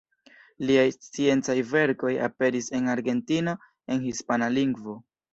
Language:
Esperanto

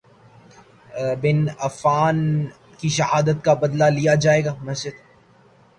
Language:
Urdu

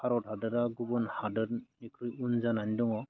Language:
Bodo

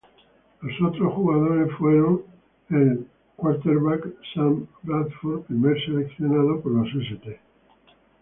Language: Spanish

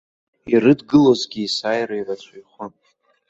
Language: Abkhazian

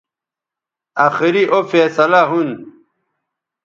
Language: Bateri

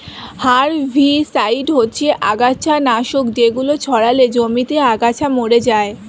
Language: Bangla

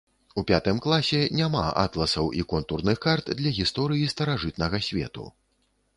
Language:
Belarusian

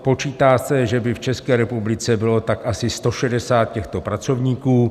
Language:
Czech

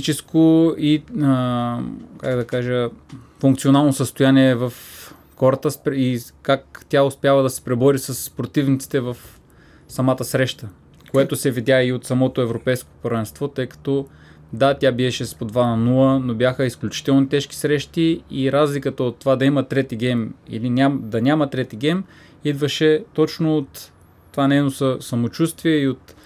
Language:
Bulgarian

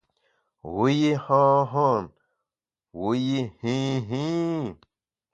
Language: Bamun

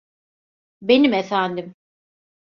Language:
Turkish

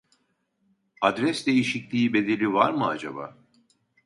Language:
Turkish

